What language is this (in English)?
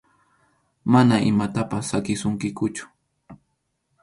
Arequipa-La Unión Quechua